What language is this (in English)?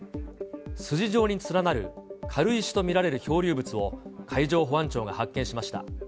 Japanese